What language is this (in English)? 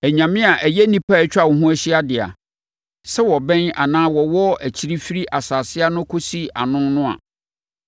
Akan